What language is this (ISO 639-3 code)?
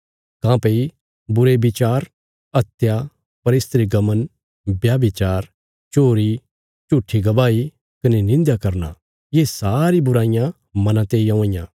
kfs